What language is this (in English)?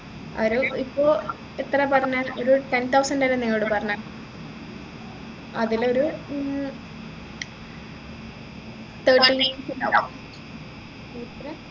Malayalam